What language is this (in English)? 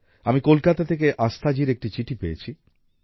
Bangla